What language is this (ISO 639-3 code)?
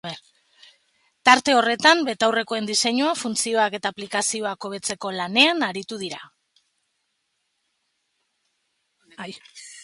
eus